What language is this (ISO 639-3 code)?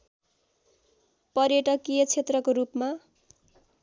nep